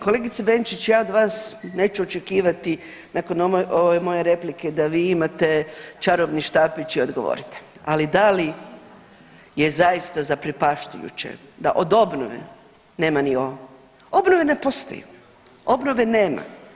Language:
Croatian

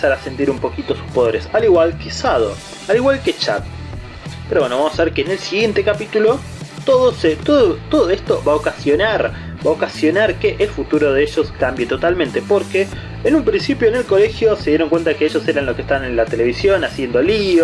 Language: Spanish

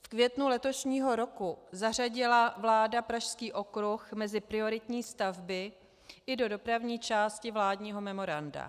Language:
Czech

